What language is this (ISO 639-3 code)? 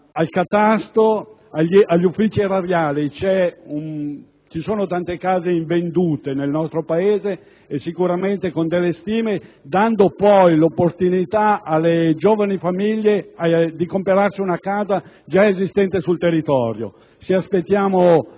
ita